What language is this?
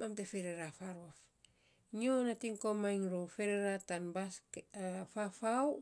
Saposa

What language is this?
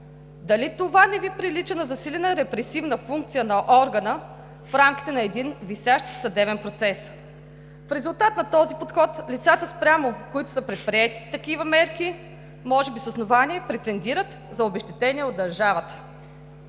Bulgarian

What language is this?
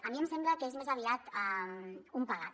Catalan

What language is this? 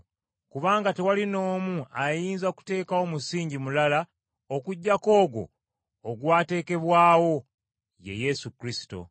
Ganda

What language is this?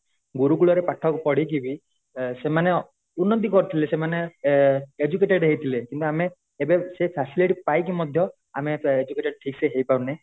Odia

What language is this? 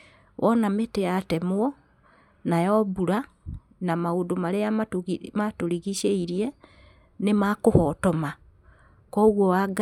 Kikuyu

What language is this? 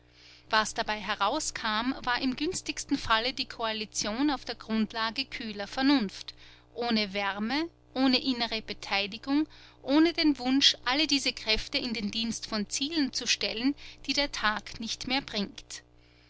German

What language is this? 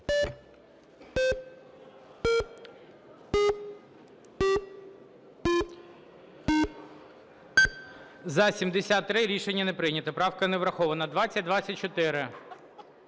Ukrainian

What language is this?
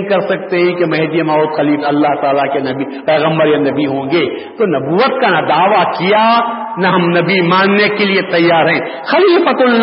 Urdu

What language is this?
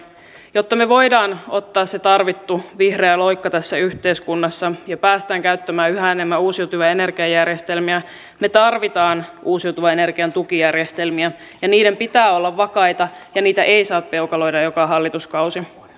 Finnish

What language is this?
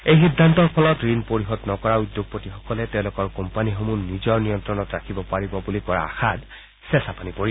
Assamese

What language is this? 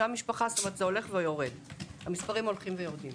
Hebrew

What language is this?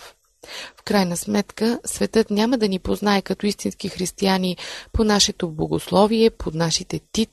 Bulgarian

